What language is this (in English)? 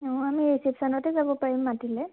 Assamese